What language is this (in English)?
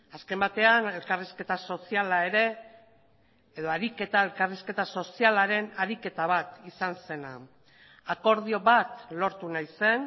Basque